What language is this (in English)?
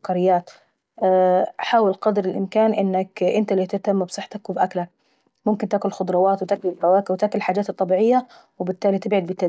Saidi Arabic